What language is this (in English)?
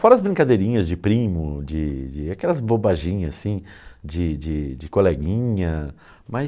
Portuguese